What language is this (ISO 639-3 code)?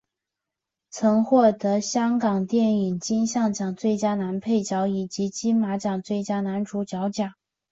zho